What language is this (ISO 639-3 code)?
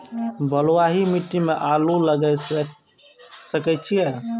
mai